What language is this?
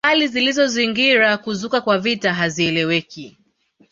Swahili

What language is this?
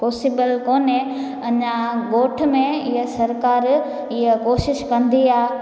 Sindhi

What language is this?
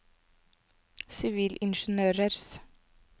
Norwegian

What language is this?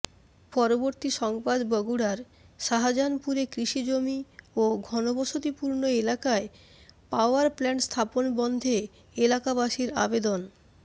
Bangla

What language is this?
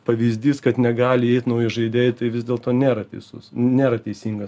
Lithuanian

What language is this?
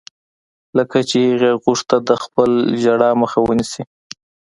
Pashto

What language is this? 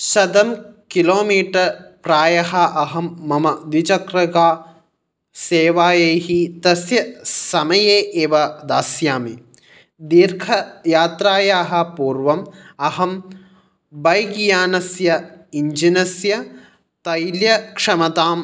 Sanskrit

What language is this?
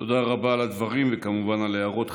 Hebrew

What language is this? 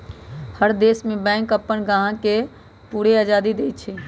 Magahi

